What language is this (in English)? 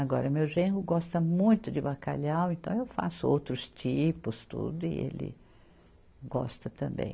Portuguese